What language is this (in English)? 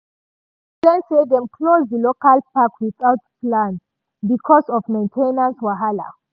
Nigerian Pidgin